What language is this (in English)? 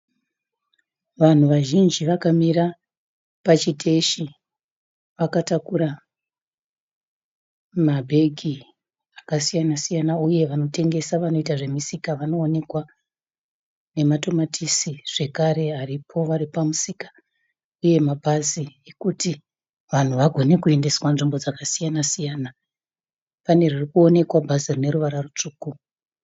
Shona